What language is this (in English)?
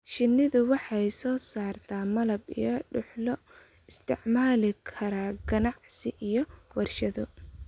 Somali